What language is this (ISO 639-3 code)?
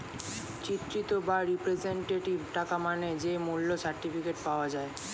ben